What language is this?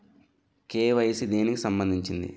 Telugu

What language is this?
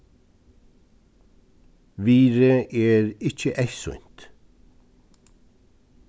Faroese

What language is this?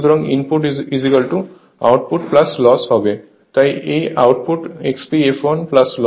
Bangla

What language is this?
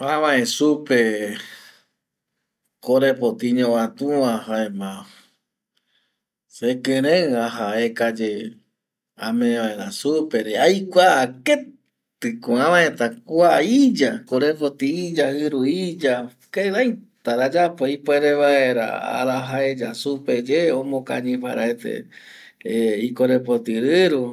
Eastern Bolivian Guaraní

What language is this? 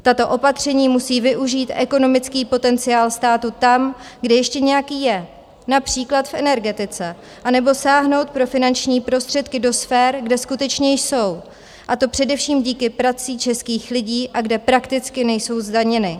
Czech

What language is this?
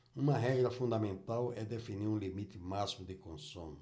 Portuguese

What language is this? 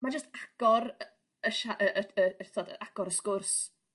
Welsh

